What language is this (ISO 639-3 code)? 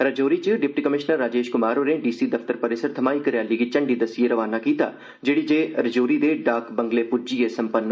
doi